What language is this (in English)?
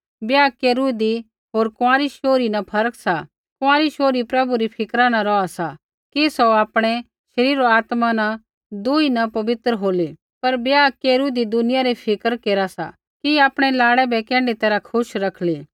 Kullu Pahari